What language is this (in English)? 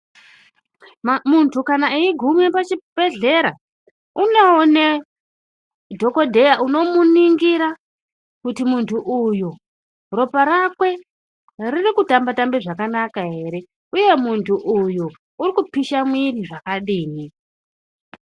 Ndau